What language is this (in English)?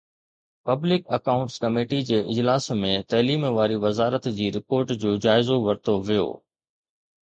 Sindhi